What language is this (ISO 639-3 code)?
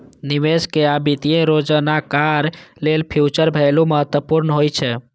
mai